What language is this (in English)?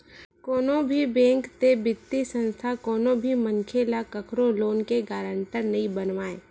Chhattisgarhi